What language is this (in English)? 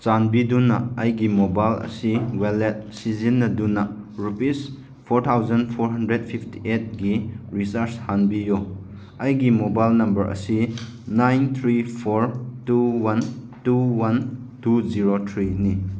Manipuri